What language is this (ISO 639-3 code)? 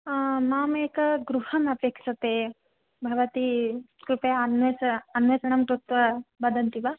san